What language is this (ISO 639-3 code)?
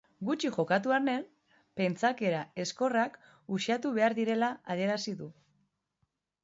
eus